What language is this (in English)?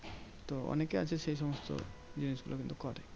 Bangla